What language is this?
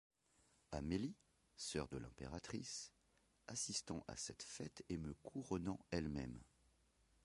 French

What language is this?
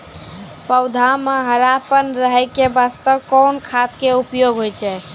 Maithili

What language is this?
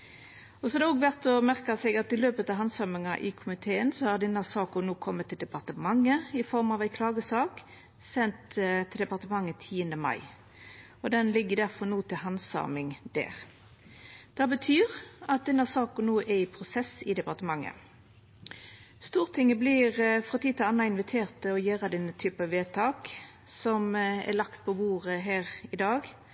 Norwegian Nynorsk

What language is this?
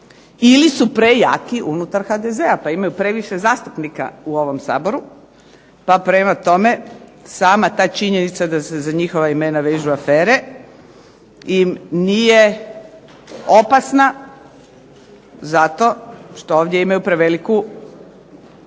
Croatian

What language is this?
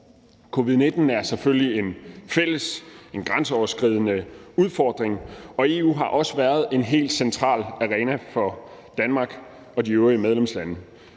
Danish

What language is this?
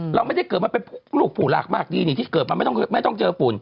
Thai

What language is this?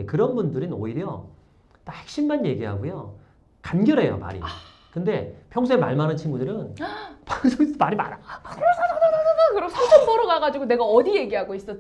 Korean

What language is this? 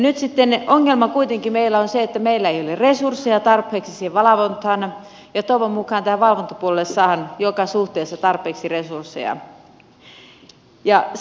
Finnish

